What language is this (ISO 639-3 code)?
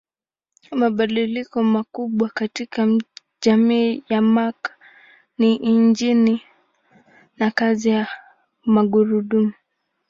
swa